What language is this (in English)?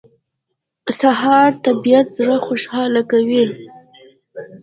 Pashto